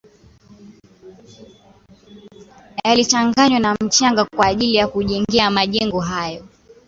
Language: Swahili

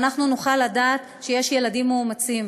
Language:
Hebrew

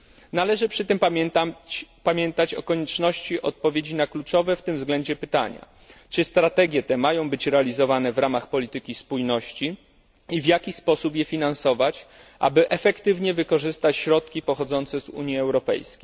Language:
Polish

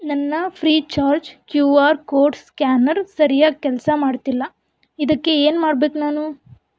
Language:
Kannada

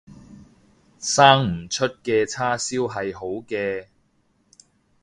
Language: Cantonese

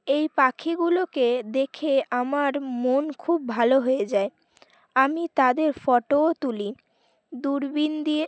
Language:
Bangla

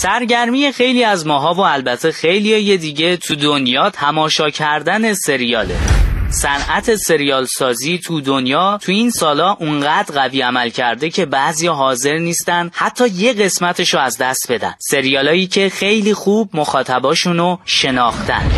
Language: Persian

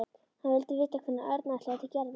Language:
Icelandic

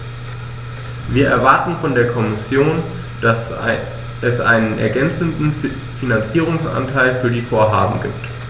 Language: German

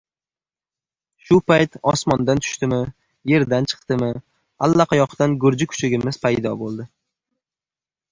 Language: Uzbek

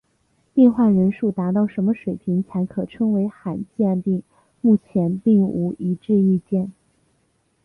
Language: Chinese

